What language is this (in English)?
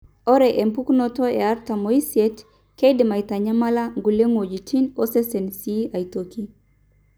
Masai